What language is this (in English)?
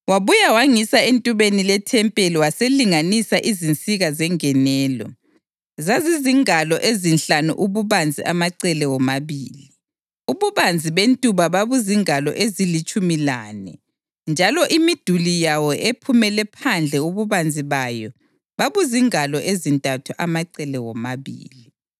North Ndebele